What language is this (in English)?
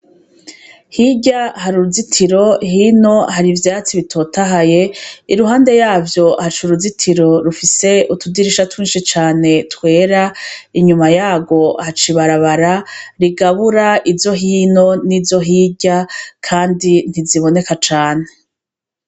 Rundi